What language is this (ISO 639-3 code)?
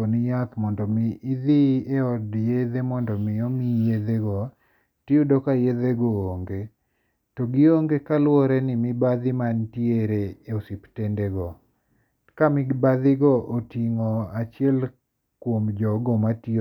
luo